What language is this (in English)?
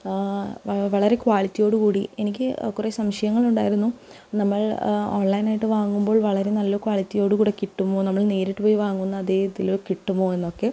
Malayalam